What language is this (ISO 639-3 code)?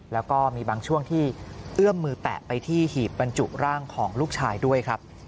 tha